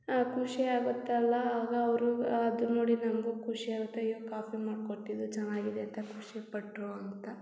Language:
Kannada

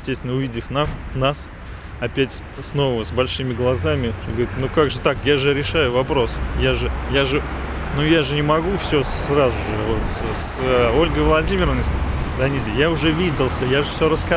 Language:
Russian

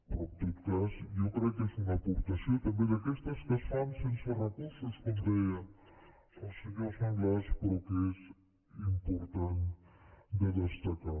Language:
Catalan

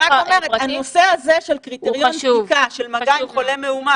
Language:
Hebrew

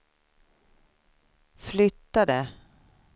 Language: Swedish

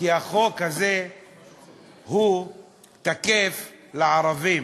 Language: Hebrew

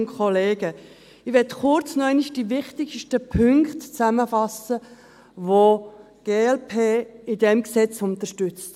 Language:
Swiss German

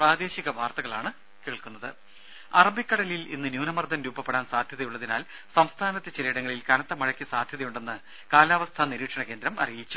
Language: Malayalam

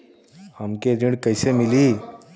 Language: Bhojpuri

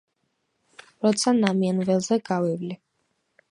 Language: Georgian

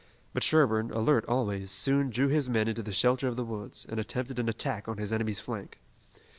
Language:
English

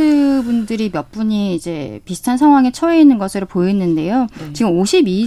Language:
Korean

